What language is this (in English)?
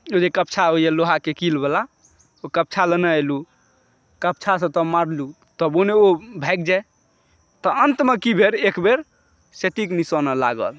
Maithili